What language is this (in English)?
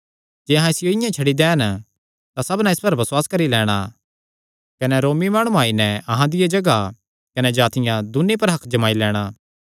Kangri